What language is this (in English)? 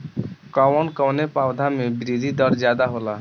Bhojpuri